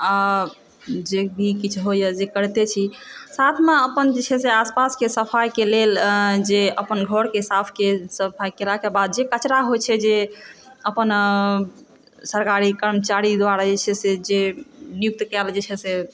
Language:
Maithili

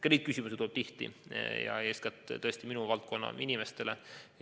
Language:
Estonian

